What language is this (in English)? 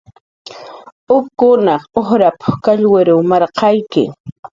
Jaqaru